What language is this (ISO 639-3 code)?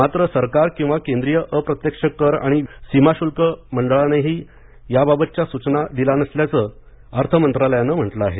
mar